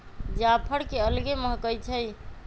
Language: Magahi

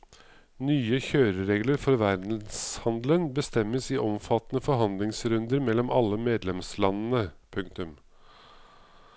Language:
Norwegian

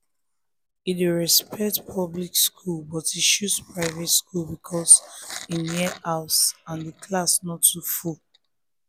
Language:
Nigerian Pidgin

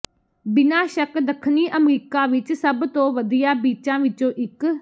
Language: Punjabi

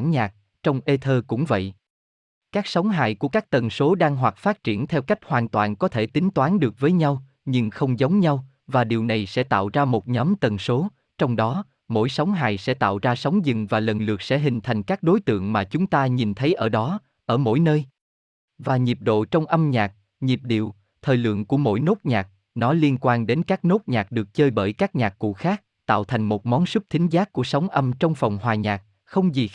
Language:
Vietnamese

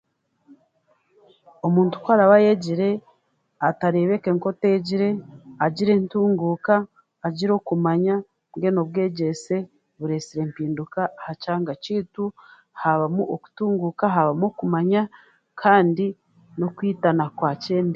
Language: Chiga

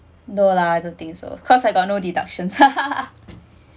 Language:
English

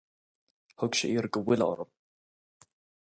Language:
Irish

